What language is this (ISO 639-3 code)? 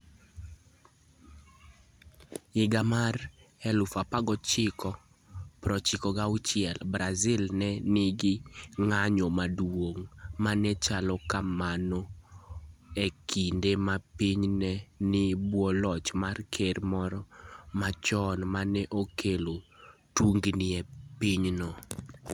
luo